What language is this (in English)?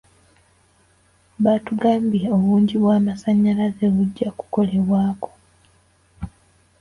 Ganda